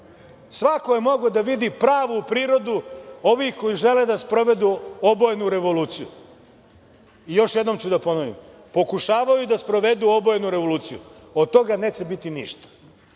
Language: Serbian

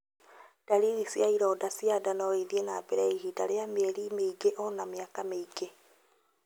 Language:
Kikuyu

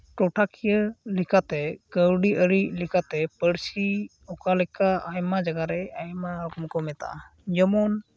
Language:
Santali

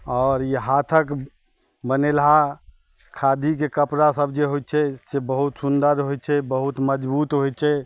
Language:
Maithili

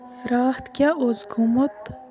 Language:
Kashmiri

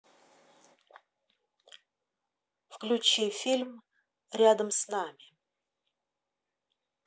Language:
Russian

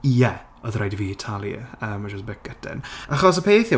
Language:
Welsh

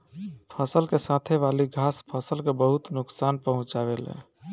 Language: Bhojpuri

